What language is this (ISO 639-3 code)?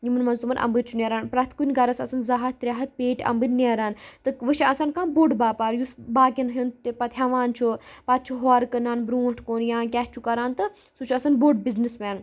kas